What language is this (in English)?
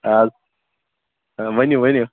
Kashmiri